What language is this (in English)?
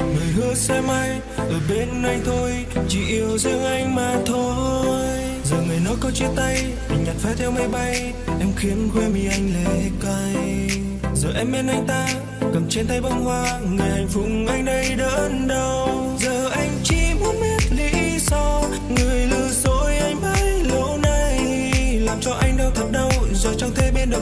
Vietnamese